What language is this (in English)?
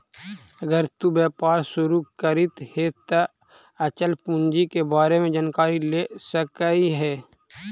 Magahi